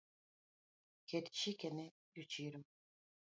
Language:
Luo (Kenya and Tanzania)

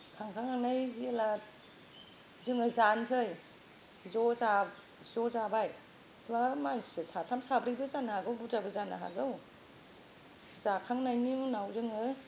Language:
Bodo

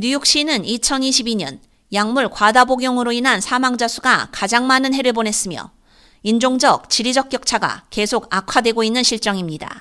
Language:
Korean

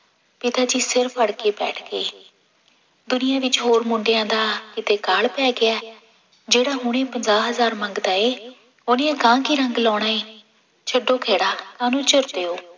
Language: Punjabi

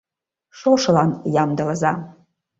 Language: Mari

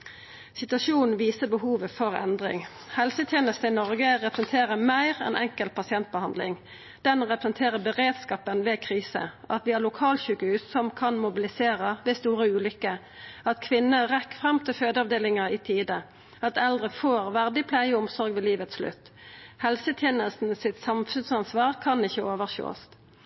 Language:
Norwegian Nynorsk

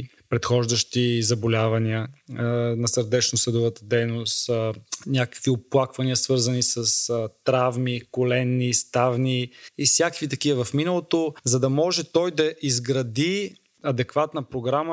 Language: Bulgarian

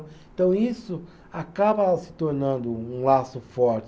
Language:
Portuguese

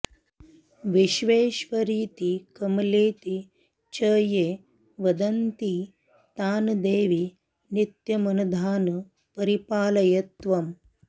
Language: Sanskrit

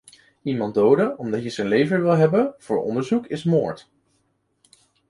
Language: Dutch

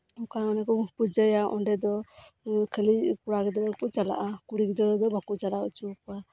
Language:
Santali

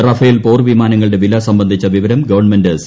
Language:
Malayalam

